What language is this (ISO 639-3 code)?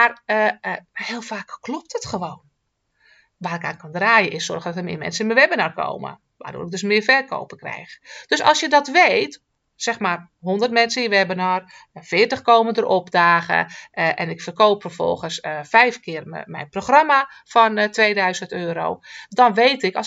nld